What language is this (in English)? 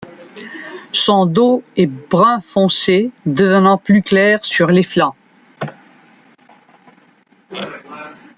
French